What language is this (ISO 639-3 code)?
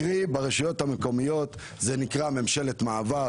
heb